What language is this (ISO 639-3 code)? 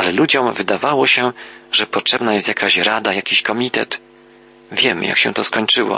pol